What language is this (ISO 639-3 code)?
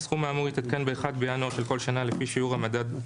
heb